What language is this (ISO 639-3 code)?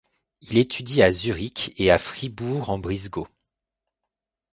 fra